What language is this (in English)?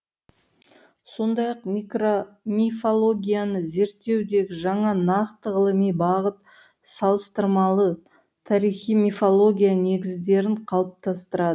Kazakh